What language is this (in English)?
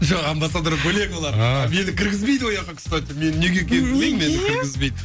Kazakh